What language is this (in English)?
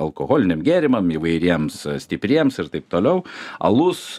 Lithuanian